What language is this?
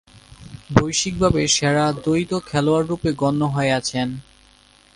Bangla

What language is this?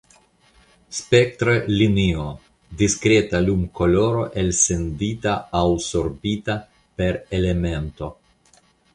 Esperanto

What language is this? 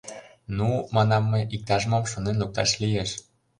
Mari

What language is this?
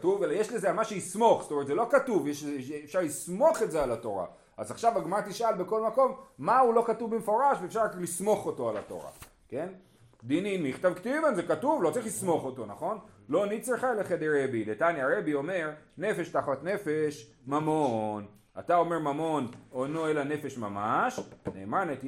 Hebrew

